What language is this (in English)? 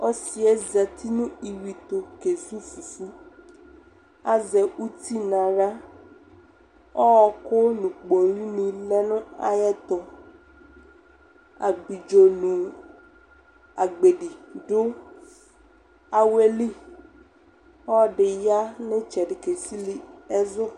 Ikposo